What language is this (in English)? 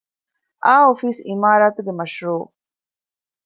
Divehi